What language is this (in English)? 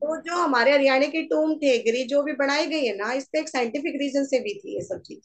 Hindi